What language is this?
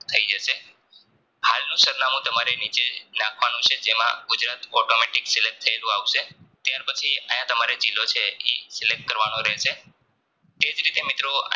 Gujarati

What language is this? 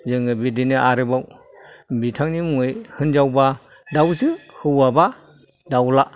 Bodo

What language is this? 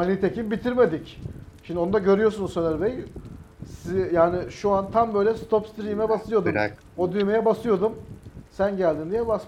Turkish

